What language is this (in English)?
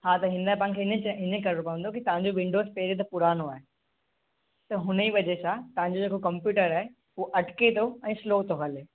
Sindhi